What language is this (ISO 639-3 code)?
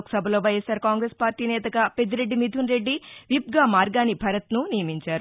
tel